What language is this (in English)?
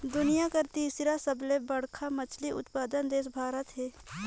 Chhattisgarhi